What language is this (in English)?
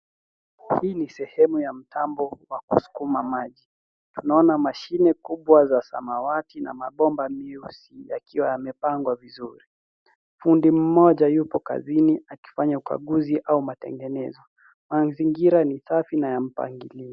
Swahili